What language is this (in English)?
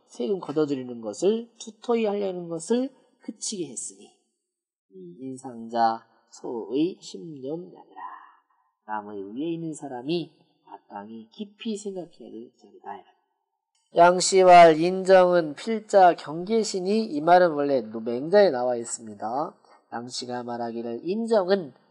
Korean